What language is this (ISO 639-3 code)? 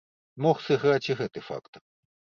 bel